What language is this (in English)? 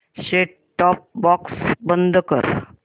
Marathi